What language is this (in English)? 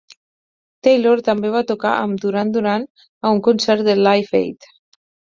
Catalan